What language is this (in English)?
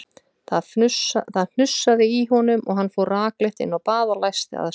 Icelandic